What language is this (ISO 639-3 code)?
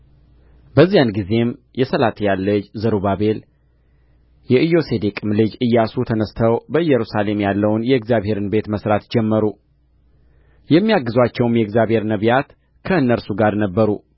amh